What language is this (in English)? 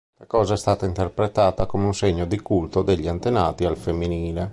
Italian